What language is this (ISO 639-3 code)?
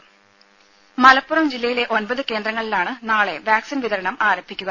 mal